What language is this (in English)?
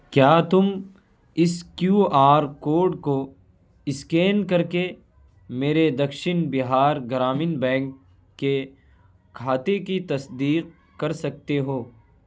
Urdu